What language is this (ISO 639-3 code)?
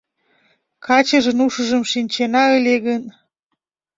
chm